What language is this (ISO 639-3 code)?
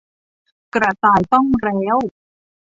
tha